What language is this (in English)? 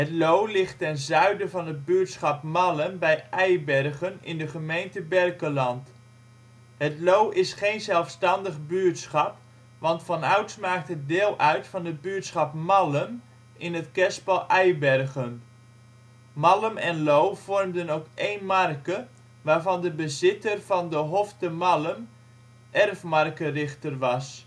Dutch